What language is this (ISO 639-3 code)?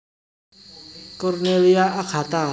jav